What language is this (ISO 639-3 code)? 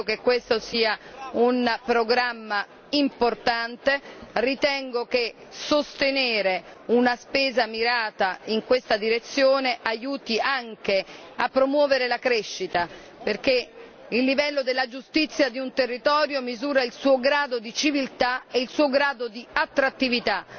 ita